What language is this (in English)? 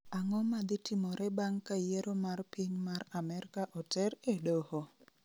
Luo (Kenya and Tanzania)